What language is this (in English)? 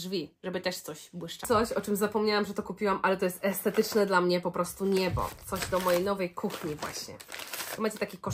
Polish